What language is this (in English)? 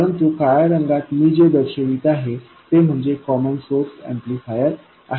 Marathi